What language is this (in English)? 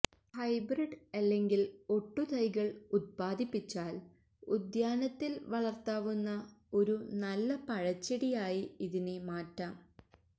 Malayalam